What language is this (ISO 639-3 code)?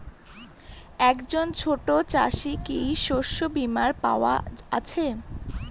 ben